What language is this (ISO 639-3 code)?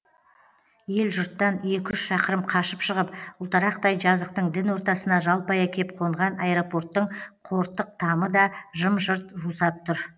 kaz